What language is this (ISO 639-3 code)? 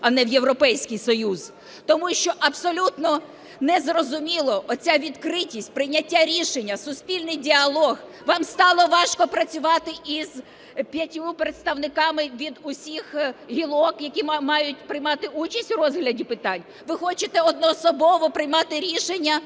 ukr